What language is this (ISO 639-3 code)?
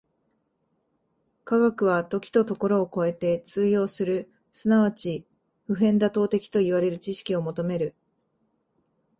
jpn